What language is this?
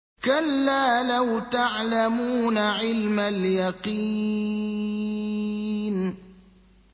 Arabic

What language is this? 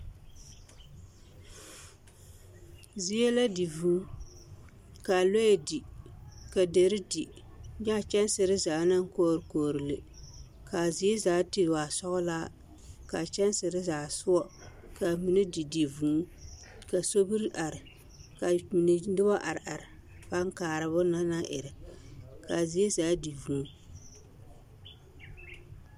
Southern Dagaare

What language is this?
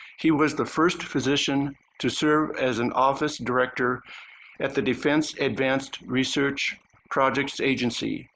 English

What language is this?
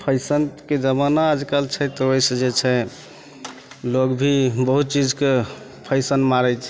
Maithili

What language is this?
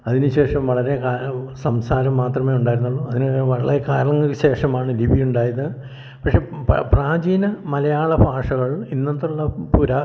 Malayalam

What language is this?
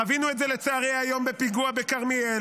Hebrew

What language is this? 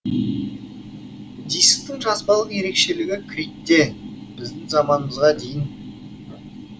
Kazakh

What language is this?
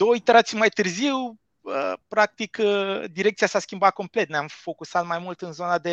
Romanian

